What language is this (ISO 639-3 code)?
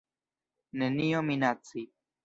epo